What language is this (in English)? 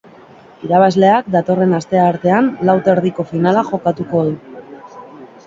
Basque